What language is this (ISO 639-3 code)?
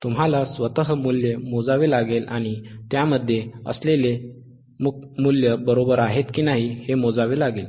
mar